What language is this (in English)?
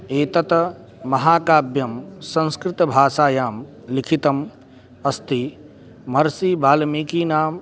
Sanskrit